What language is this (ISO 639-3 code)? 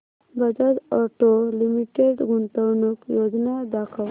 mar